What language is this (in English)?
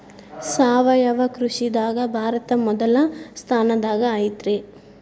Kannada